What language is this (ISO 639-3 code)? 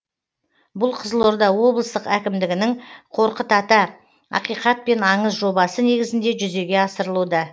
kaz